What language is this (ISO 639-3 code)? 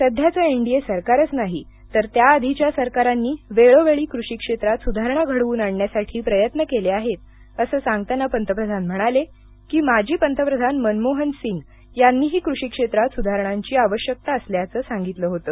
mar